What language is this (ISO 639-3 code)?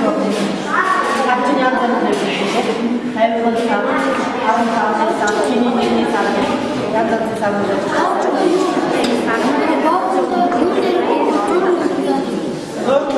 ukr